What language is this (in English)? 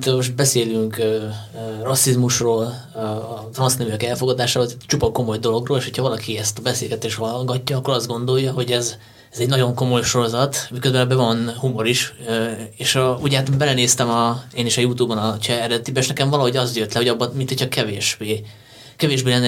Hungarian